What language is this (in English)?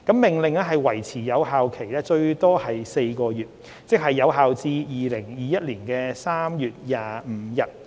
Cantonese